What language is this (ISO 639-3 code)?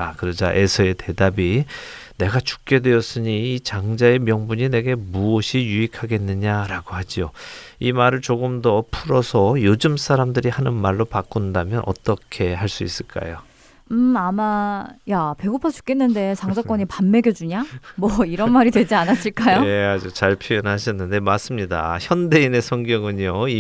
kor